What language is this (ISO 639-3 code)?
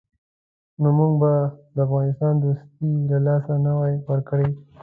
pus